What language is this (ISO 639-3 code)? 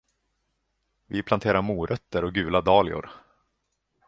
swe